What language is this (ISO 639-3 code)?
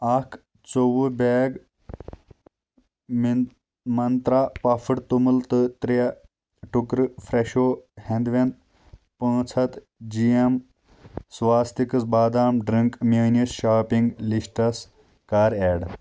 kas